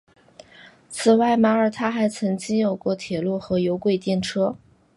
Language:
Chinese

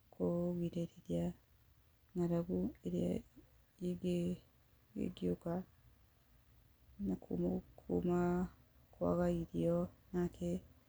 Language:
Kikuyu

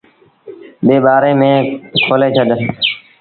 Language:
Sindhi Bhil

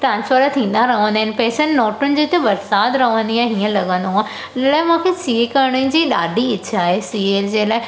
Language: Sindhi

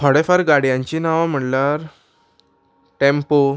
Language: Konkani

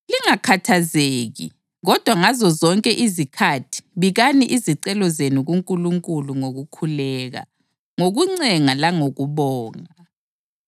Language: North Ndebele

